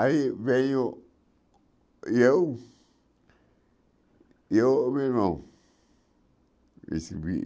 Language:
Portuguese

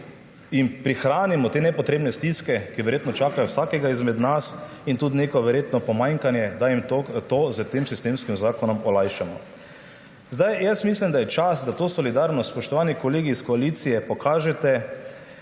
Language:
Slovenian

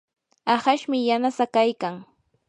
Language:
Yanahuanca Pasco Quechua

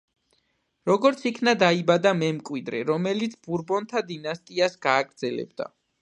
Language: Georgian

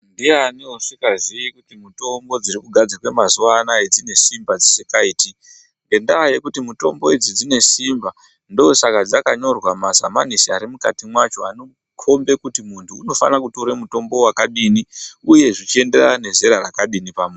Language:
Ndau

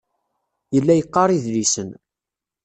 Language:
Kabyle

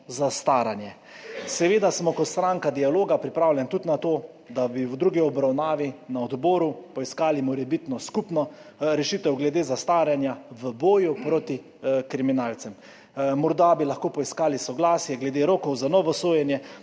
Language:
Slovenian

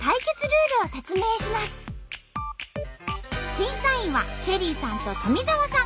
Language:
Japanese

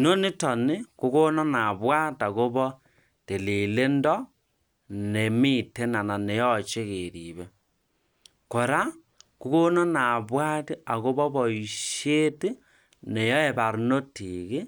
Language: Kalenjin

